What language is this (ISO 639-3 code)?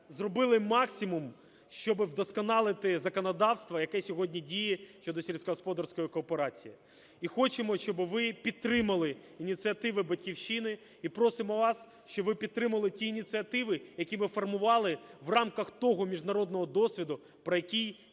ukr